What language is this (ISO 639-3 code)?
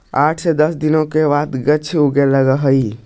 mag